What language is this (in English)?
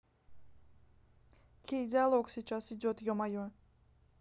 Russian